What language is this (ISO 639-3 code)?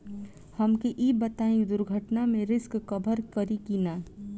bho